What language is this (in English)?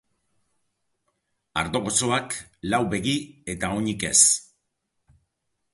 Basque